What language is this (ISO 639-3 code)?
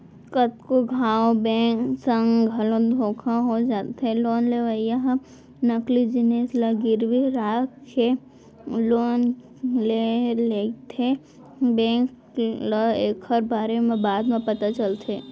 hne